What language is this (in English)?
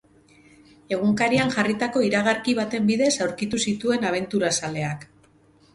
Basque